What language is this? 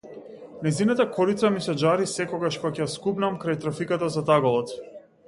Macedonian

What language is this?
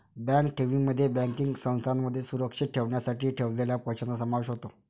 Marathi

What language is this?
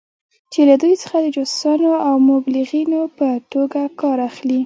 Pashto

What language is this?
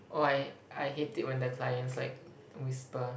English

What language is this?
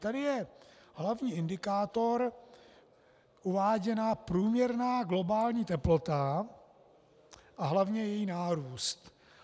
Czech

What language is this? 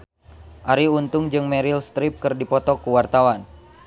Sundanese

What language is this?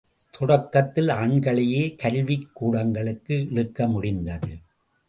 Tamil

